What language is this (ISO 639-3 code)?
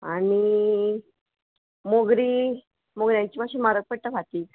kok